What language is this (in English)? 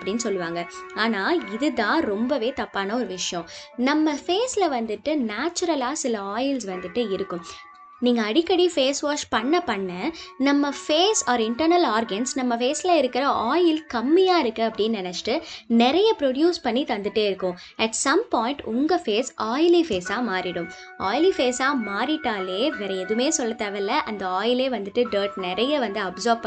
Tamil